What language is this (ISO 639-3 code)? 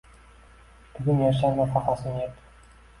uzb